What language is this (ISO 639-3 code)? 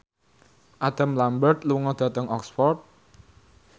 jav